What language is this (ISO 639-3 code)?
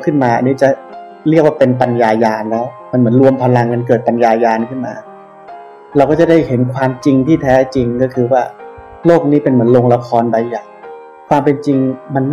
tha